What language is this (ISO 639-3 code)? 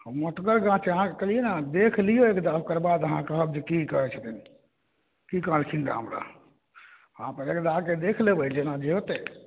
mai